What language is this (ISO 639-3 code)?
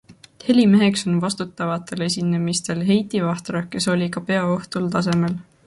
est